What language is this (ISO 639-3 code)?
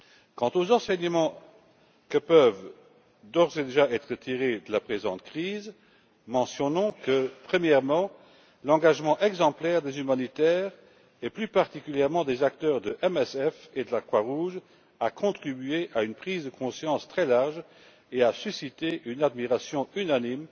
fra